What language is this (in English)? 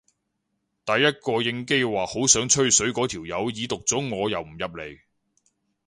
Cantonese